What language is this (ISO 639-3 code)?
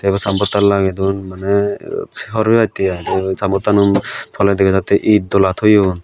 ccp